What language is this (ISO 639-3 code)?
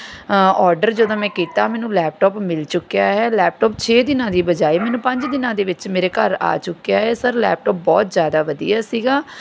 pan